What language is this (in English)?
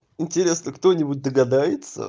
Russian